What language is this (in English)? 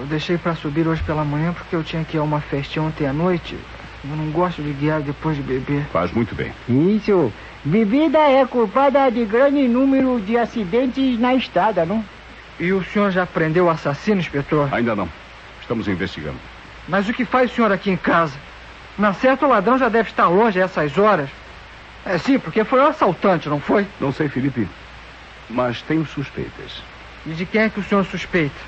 Portuguese